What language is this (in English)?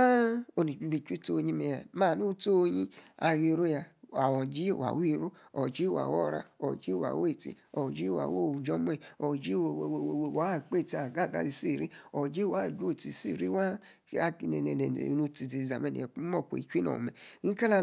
Yace